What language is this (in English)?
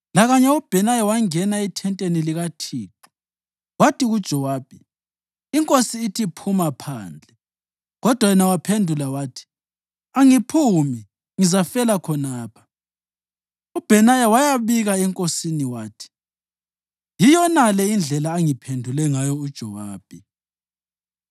North Ndebele